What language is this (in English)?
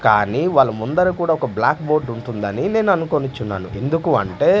Telugu